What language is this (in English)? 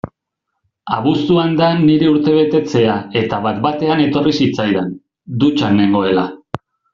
Basque